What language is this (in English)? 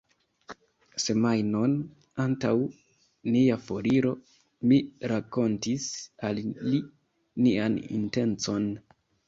Esperanto